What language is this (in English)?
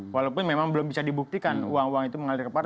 Indonesian